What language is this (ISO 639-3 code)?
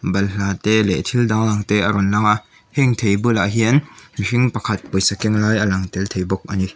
lus